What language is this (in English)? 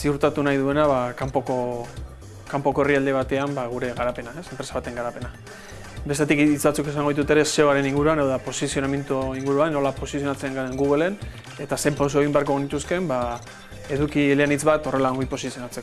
Spanish